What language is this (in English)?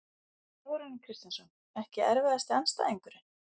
Icelandic